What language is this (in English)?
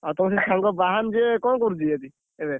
Odia